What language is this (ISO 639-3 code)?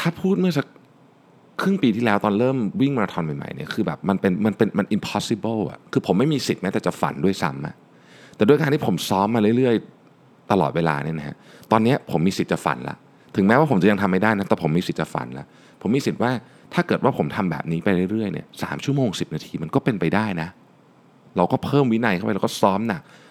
tha